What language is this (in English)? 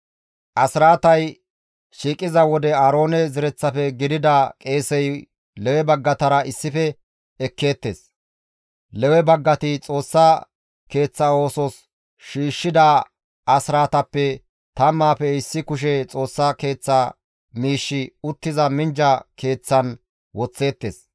Gamo